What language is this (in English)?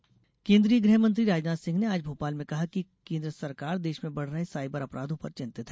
Hindi